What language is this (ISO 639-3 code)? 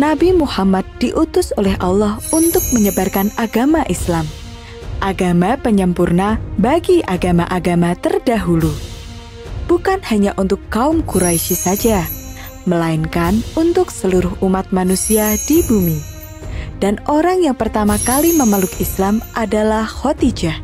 ind